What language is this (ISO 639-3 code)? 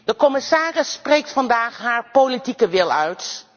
nld